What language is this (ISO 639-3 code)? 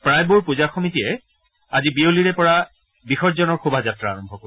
asm